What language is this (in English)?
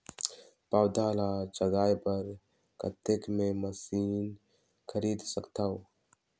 Chhattisgarhi